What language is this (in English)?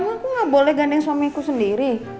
Indonesian